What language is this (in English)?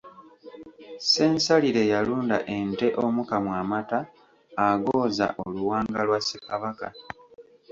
Ganda